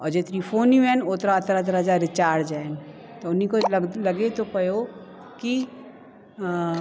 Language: Sindhi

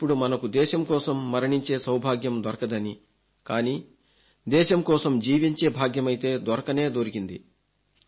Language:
Telugu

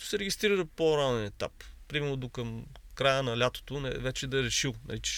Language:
Bulgarian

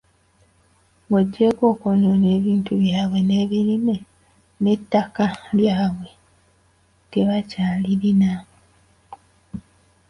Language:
Ganda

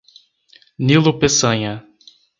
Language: Portuguese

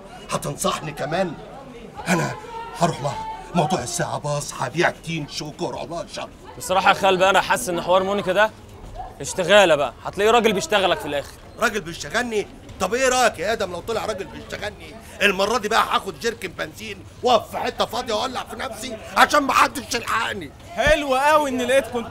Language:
Arabic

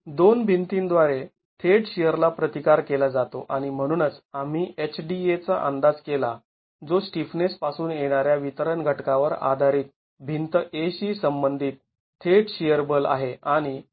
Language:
Marathi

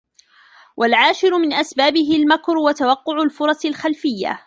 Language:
Arabic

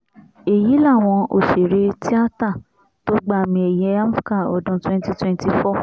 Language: Yoruba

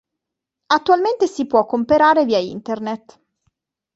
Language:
Italian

